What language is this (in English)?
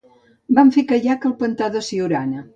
Catalan